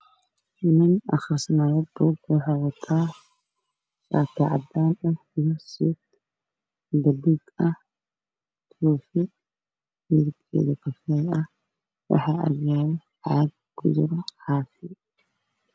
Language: Somali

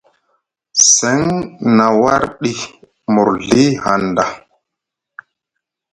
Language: Musgu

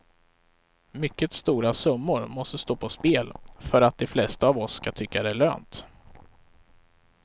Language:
Swedish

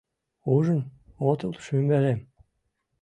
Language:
Mari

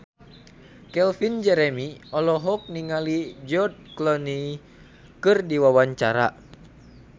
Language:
Sundanese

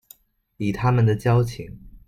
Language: Chinese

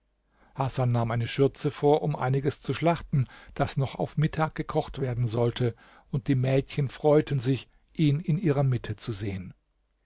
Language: German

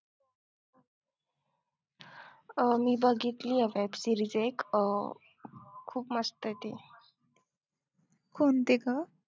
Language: Marathi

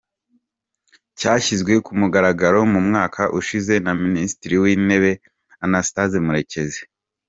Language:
Kinyarwanda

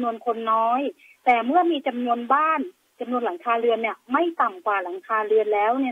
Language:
Thai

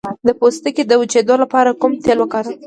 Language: Pashto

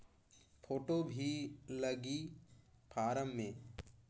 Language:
Chhattisgarhi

